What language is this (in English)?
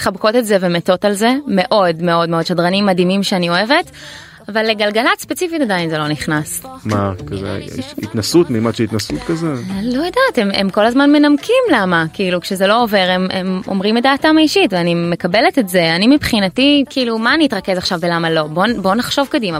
Hebrew